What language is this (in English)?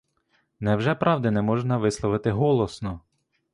Ukrainian